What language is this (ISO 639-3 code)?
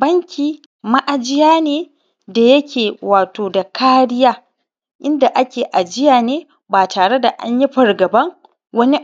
hau